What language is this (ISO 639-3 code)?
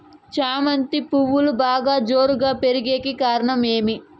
tel